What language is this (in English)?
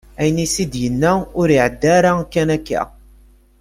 Kabyle